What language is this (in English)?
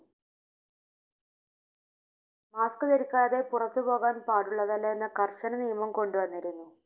Malayalam